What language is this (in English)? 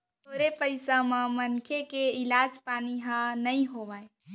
Chhattisgarhi